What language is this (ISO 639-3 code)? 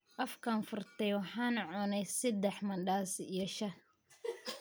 som